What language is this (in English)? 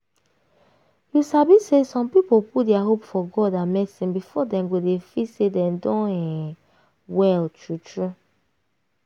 Nigerian Pidgin